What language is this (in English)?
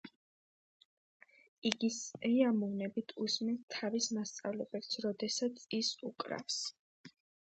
Georgian